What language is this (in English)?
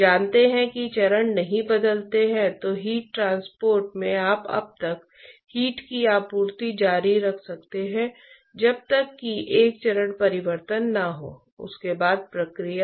Hindi